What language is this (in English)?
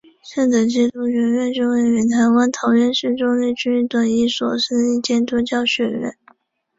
Chinese